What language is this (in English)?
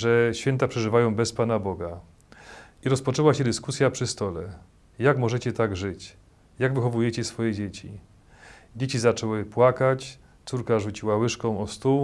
Polish